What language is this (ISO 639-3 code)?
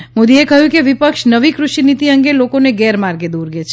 guj